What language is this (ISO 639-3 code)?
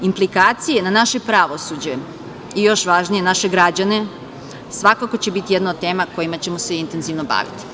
srp